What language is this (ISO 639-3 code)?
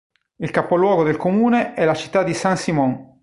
ita